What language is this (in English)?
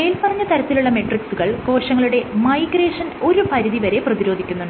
Malayalam